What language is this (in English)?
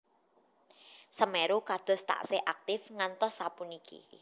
Javanese